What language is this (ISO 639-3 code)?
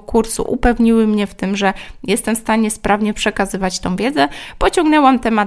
pol